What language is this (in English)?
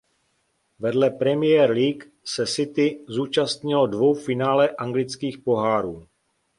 Czech